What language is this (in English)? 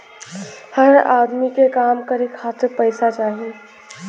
Bhojpuri